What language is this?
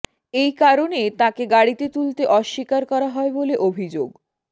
Bangla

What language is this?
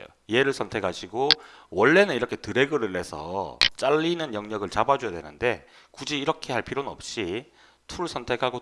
Korean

